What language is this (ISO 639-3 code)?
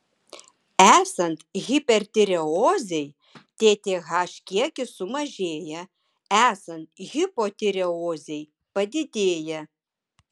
lit